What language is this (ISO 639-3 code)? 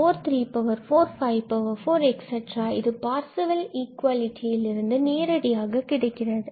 tam